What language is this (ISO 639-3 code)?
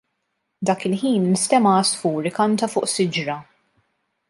mlt